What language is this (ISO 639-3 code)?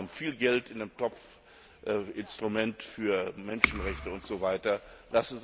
deu